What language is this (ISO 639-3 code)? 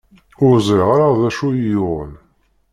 kab